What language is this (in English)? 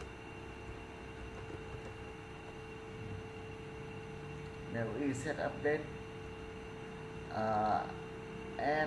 Vietnamese